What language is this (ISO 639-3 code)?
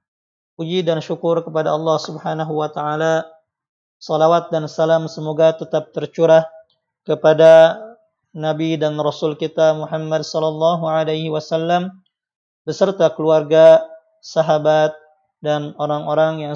ind